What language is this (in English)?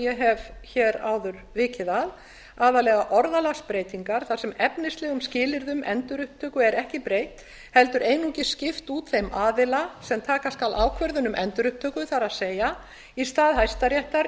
Icelandic